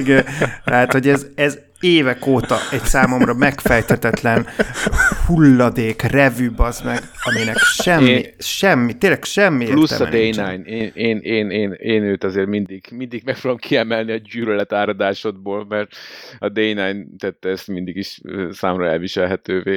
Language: Hungarian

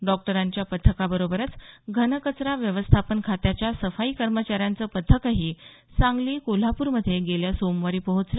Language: Marathi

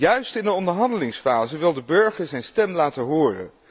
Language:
Dutch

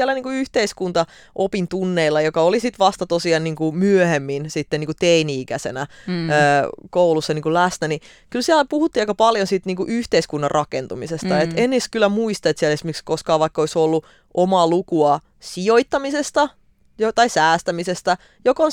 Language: Finnish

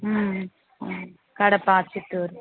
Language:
Telugu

